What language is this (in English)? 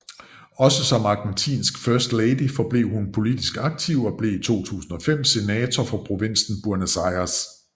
Danish